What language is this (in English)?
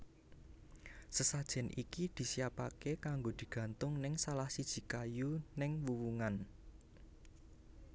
Javanese